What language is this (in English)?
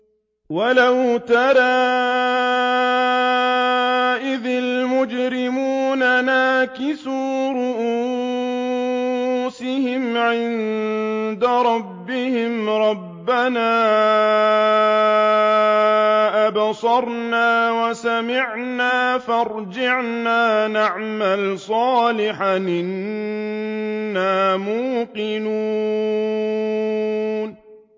Arabic